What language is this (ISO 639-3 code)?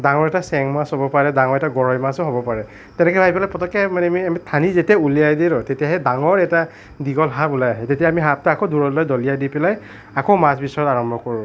asm